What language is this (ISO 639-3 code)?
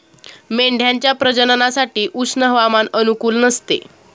mar